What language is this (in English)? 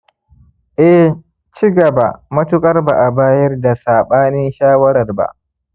Hausa